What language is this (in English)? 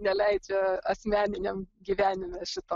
Lithuanian